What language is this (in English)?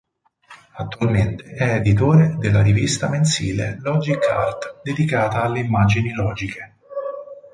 Italian